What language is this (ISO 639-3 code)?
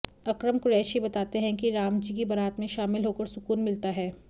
hin